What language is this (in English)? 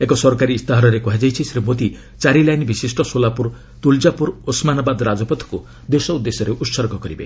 Odia